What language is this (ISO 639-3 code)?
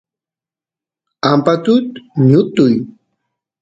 qus